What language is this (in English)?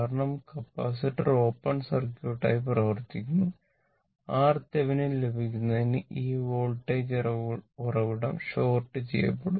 Malayalam